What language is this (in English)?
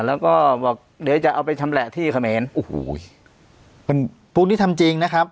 Thai